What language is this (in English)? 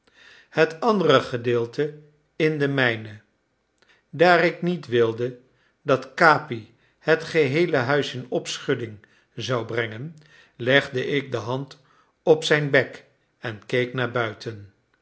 Dutch